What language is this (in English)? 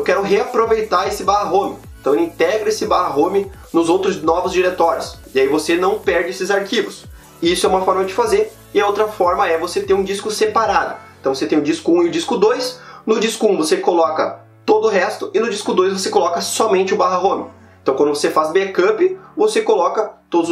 Portuguese